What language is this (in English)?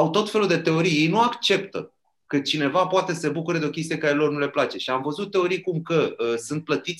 Romanian